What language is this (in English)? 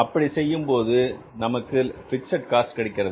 Tamil